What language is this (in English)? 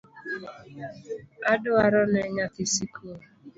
Luo (Kenya and Tanzania)